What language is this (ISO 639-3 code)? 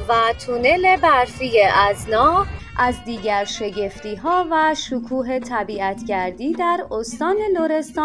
fas